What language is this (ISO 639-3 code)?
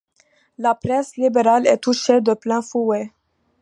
fra